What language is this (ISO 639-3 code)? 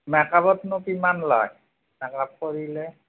asm